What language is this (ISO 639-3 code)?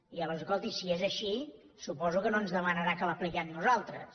cat